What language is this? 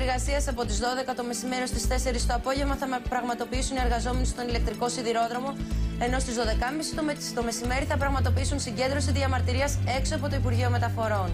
Greek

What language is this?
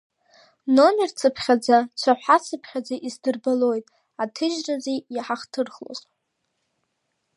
Abkhazian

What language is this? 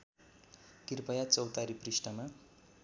Nepali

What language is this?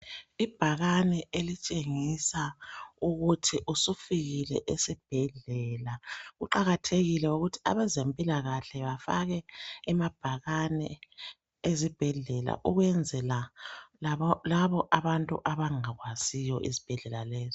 North Ndebele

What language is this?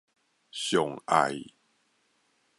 Min Nan Chinese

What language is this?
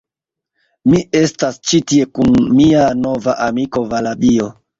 Esperanto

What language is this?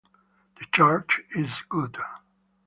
English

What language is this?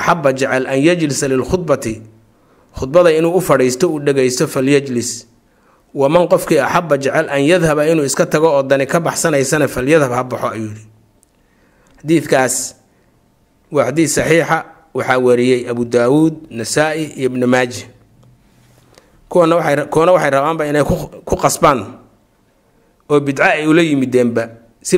Arabic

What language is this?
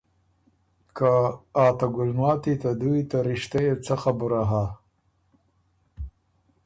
Ormuri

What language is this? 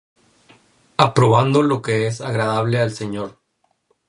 Spanish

